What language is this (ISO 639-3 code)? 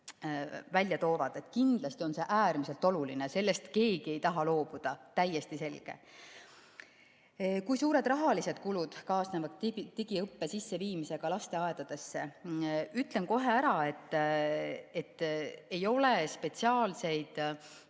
est